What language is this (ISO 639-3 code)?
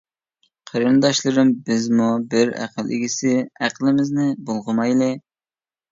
uig